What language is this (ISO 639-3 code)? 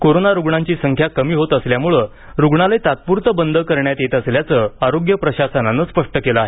mar